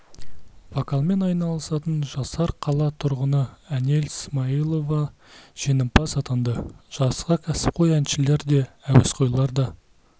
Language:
Kazakh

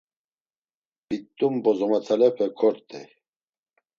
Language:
Laz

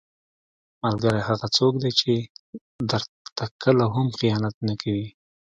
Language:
Pashto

